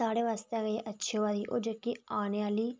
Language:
Dogri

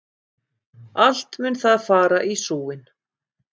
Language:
Icelandic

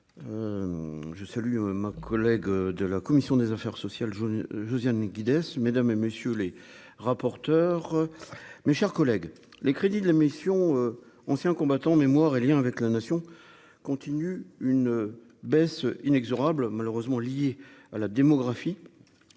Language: French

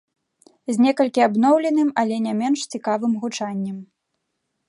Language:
Belarusian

